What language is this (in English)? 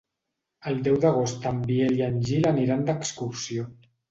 Catalan